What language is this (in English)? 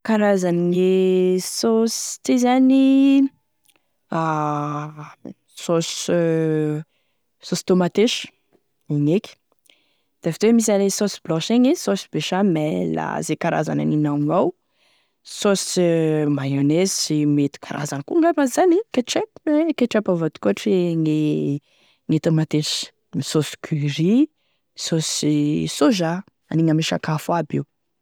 Tesaka Malagasy